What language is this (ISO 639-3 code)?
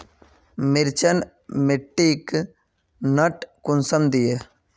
mag